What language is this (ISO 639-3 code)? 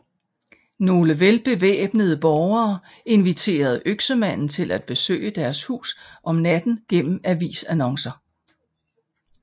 dan